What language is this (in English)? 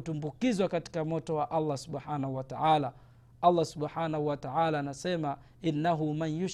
Swahili